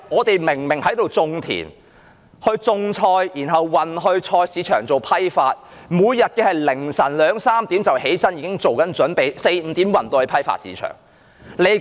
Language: Cantonese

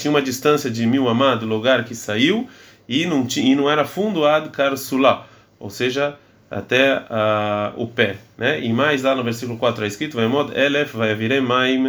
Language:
Portuguese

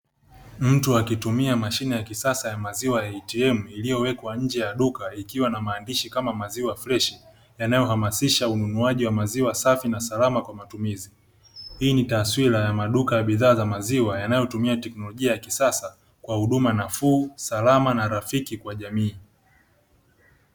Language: Swahili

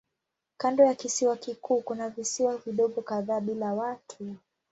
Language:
Swahili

